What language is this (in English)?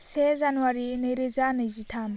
Bodo